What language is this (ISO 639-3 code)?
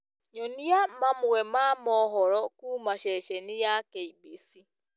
kik